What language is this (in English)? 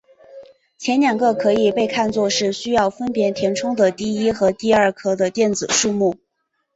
Chinese